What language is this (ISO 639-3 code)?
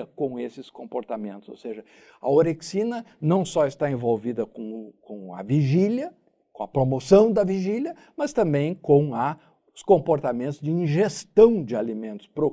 por